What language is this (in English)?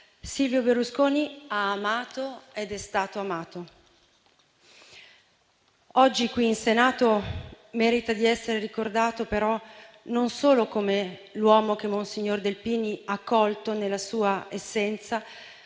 Italian